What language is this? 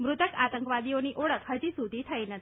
Gujarati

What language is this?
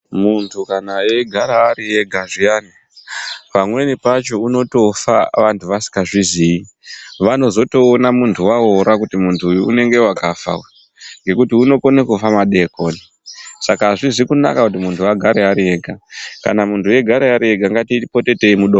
Ndau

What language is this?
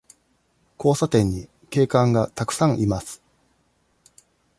Japanese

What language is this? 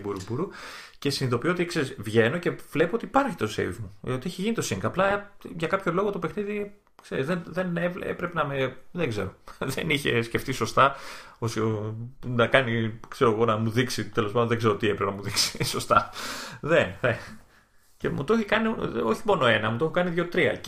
Greek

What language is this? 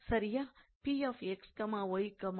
Tamil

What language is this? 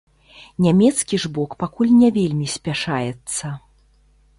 Belarusian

